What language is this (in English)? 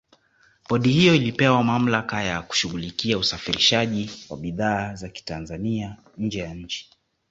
Swahili